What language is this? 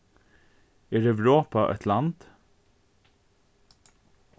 Faroese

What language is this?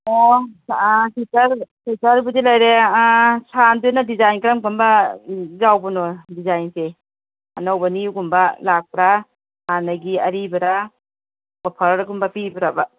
Manipuri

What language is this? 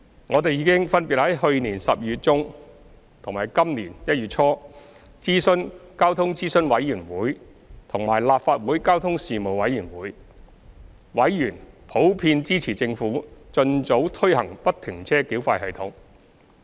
Cantonese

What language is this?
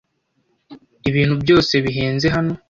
Kinyarwanda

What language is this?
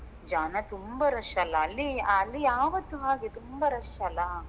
Kannada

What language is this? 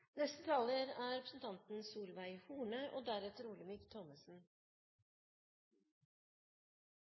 Norwegian Bokmål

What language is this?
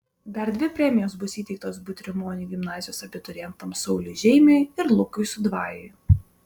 Lithuanian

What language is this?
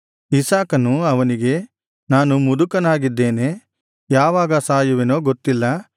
Kannada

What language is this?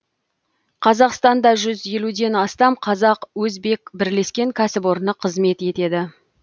Kazakh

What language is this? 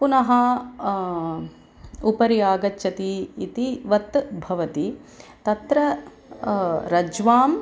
Sanskrit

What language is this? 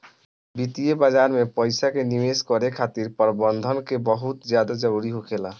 Bhojpuri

